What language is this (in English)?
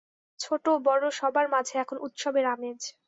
Bangla